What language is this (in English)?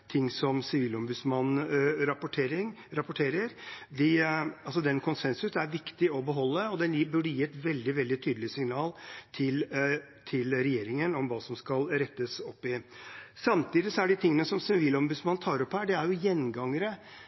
Norwegian Bokmål